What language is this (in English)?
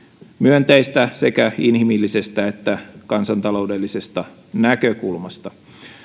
Finnish